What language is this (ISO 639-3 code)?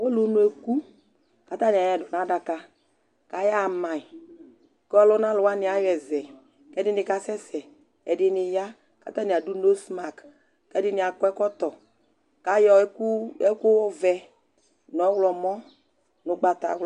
kpo